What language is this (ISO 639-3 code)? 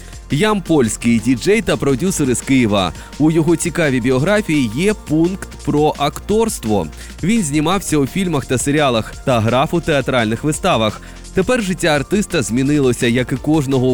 ukr